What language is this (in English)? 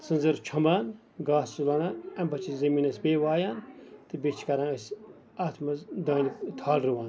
Kashmiri